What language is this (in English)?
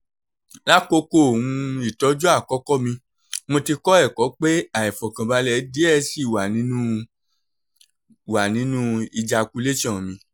Yoruba